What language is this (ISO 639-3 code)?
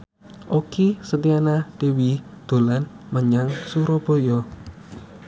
jav